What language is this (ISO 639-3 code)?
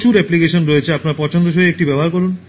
ben